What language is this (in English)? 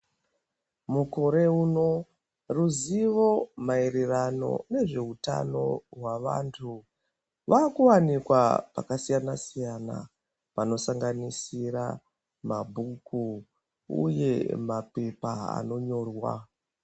Ndau